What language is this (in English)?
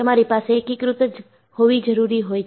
Gujarati